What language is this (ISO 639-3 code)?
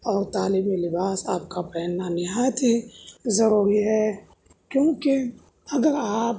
urd